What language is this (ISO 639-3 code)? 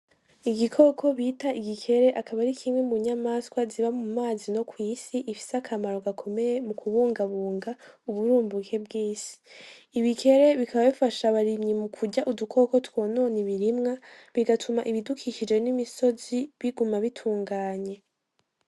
run